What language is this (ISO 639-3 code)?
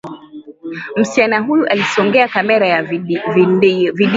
swa